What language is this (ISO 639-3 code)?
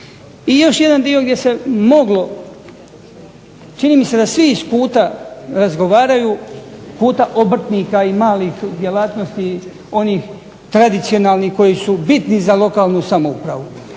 hrv